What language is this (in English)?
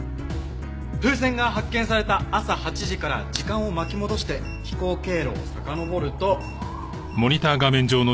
Japanese